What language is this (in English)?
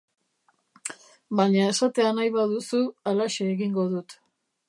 Basque